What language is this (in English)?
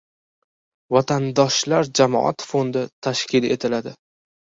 Uzbek